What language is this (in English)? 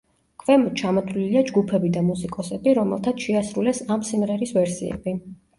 Georgian